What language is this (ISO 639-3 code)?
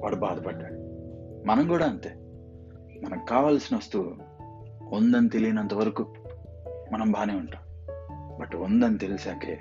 tel